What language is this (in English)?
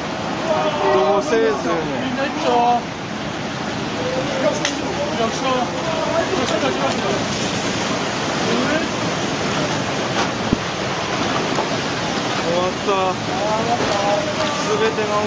Korean